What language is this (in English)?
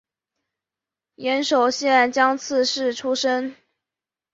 Chinese